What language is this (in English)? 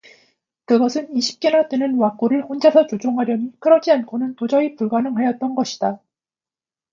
Korean